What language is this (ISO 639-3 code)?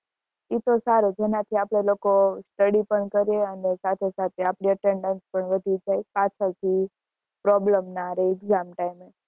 guj